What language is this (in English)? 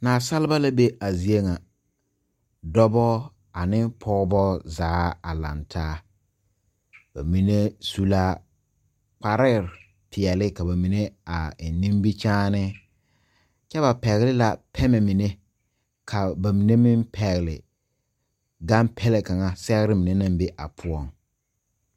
Southern Dagaare